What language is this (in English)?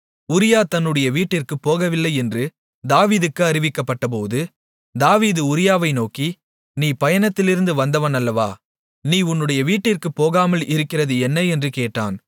Tamil